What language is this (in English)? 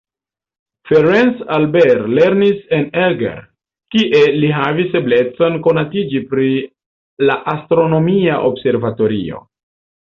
Esperanto